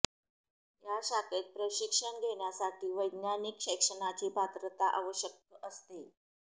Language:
Marathi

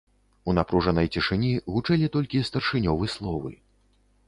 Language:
Belarusian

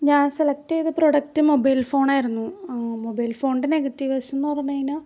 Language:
Malayalam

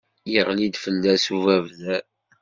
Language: Kabyle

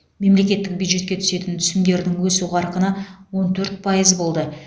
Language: Kazakh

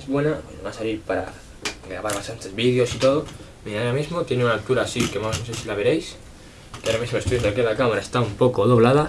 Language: Spanish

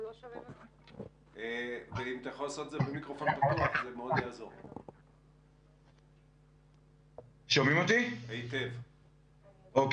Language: Hebrew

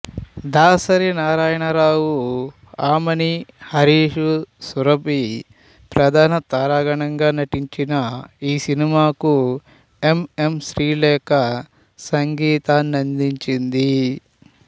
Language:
Telugu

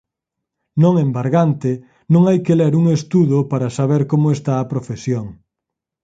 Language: Galician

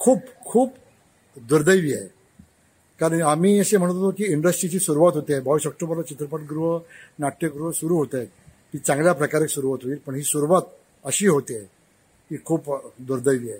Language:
Marathi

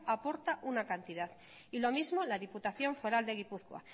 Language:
Spanish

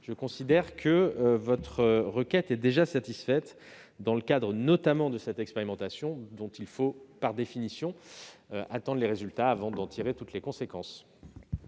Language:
French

